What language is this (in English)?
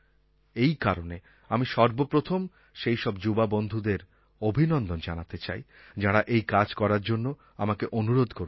Bangla